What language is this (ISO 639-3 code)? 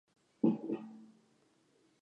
zho